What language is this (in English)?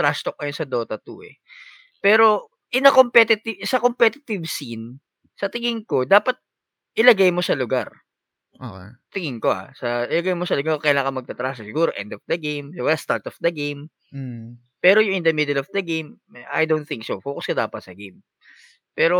Filipino